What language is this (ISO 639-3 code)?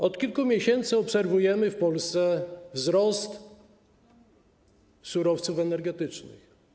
pol